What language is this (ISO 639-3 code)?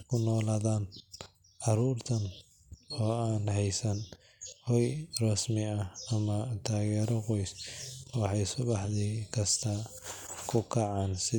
som